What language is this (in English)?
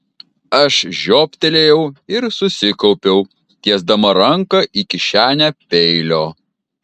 Lithuanian